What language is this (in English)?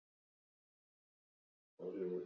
Basque